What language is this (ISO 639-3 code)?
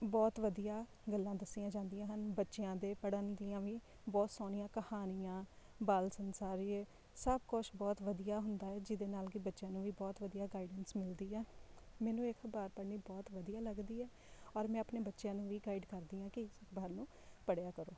pan